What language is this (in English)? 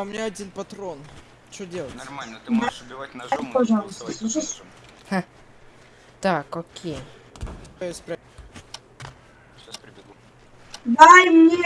Russian